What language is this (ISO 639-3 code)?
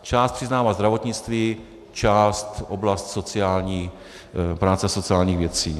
ces